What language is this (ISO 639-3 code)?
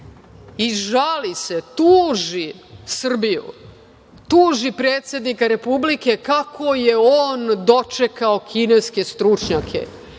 srp